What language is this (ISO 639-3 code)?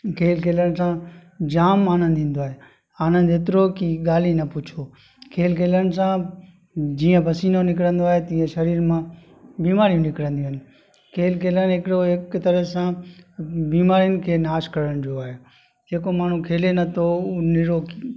snd